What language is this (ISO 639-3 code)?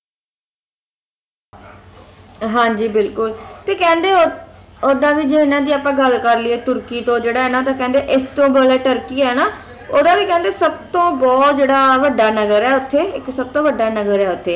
pan